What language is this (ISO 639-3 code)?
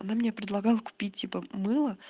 rus